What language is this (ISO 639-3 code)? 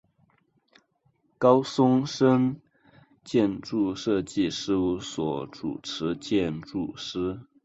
zho